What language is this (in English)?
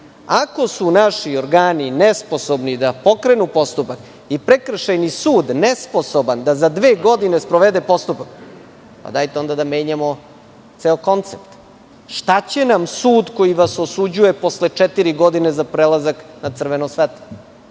Serbian